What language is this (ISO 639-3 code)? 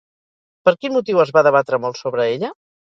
cat